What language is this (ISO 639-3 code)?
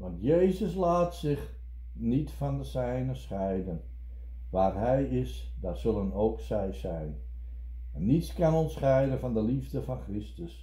nld